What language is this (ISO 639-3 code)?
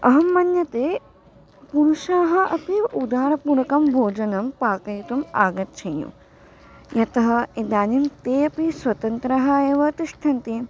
san